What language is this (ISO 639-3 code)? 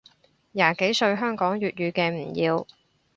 yue